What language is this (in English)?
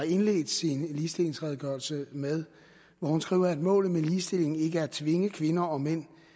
Danish